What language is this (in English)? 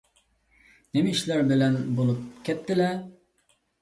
Uyghur